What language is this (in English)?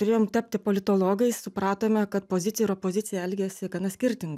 Lithuanian